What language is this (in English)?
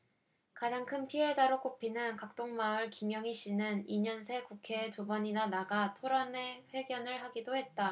Korean